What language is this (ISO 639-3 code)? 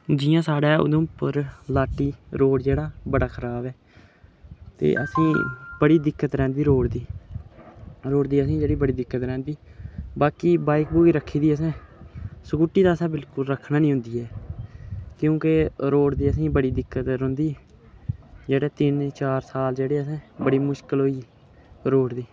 doi